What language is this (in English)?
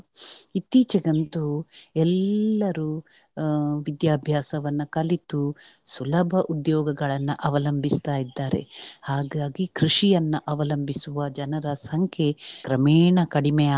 Kannada